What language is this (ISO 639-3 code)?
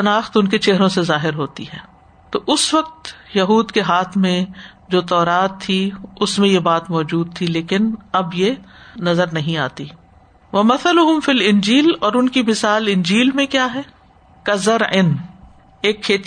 urd